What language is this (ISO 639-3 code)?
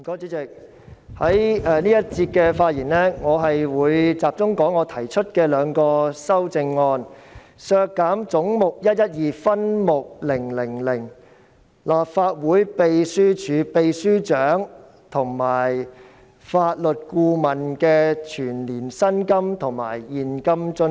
yue